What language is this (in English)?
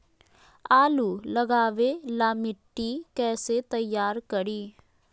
Magahi